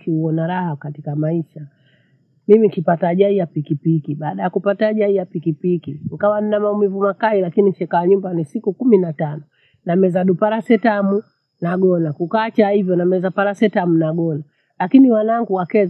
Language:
Bondei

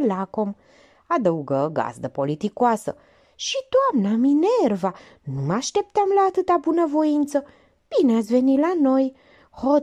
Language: Romanian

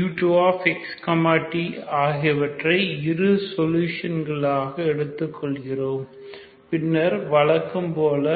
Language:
Tamil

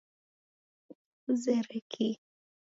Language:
Taita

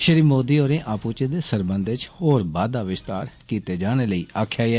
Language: Dogri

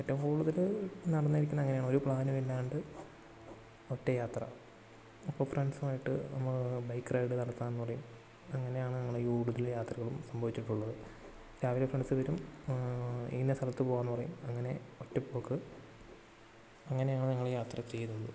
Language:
Malayalam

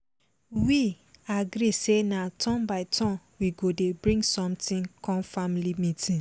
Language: Nigerian Pidgin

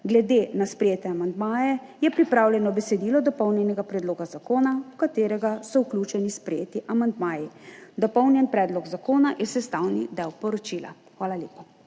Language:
Slovenian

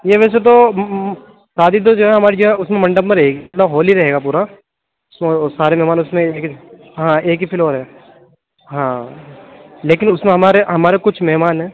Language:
Urdu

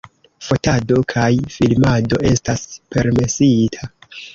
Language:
Esperanto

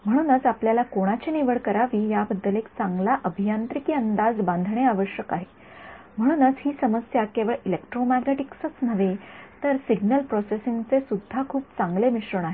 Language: Marathi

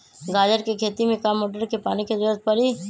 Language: Magahi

